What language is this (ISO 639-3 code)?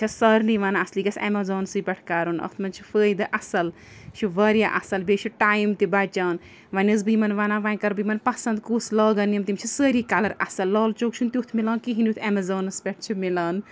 kas